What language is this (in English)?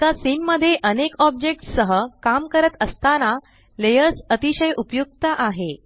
Marathi